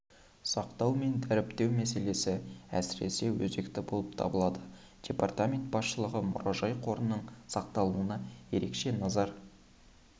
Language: Kazakh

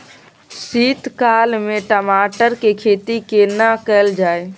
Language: Maithili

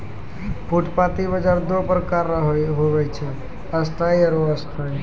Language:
Maithili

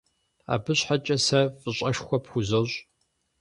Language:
Kabardian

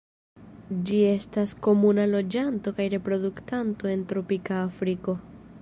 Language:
Esperanto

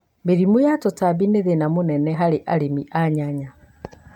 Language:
Kikuyu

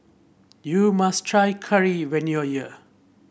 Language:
English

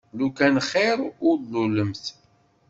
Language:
Kabyle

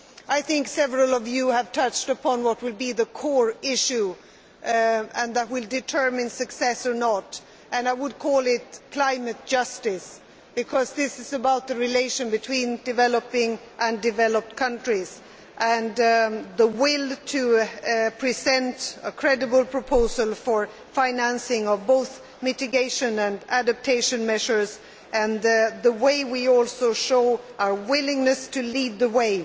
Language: English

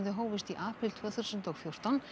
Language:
Icelandic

